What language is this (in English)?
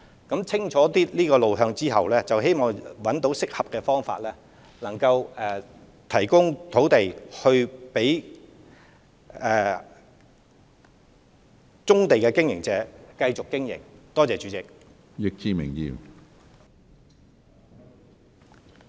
Cantonese